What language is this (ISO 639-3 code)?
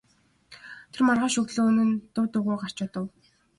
mon